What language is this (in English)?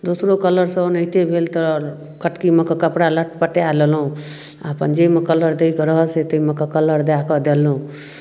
Maithili